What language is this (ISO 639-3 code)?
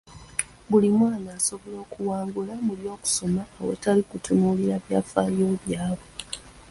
lug